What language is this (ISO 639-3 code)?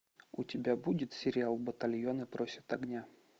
rus